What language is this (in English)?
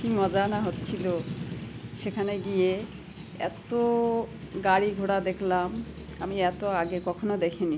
Bangla